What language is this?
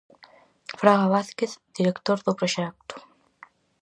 Galician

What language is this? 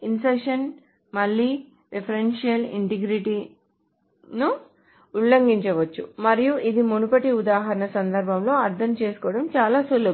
Telugu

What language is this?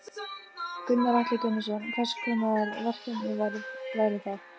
Icelandic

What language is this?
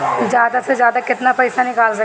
Bhojpuri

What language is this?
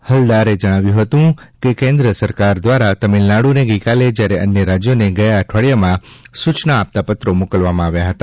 Gujarati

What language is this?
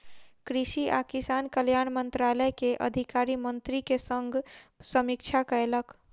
Maithili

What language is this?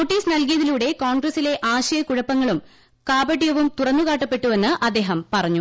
Malayalam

